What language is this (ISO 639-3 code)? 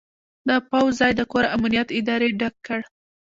pus